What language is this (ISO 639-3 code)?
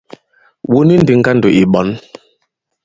abb